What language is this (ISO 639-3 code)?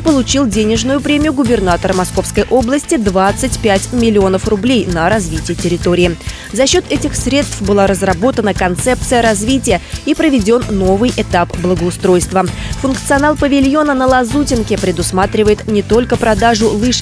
rus